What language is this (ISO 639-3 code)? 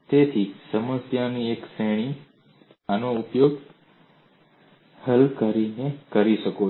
guj